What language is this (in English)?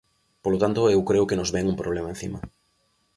Galician